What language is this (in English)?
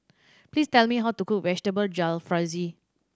English